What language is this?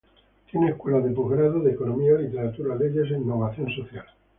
Spanish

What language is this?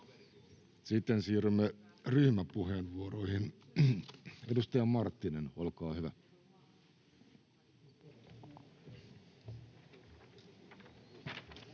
Finnish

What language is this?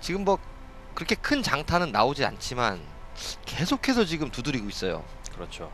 Korean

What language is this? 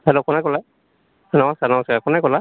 Assamese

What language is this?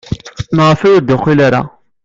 Kabyle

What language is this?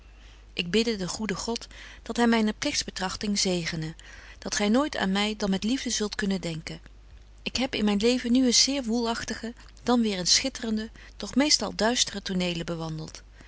Dutch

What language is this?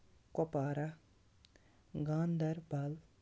Kashmiri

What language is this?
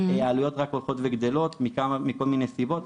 Hebrew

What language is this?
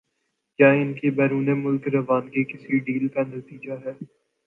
Urdu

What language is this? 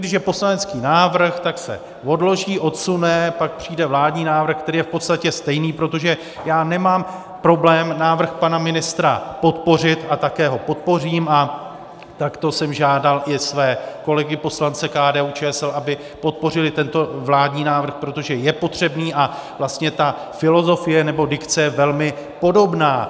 Czech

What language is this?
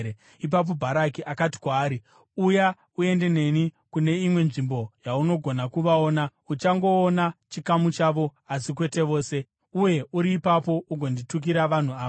Shona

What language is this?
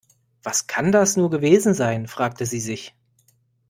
German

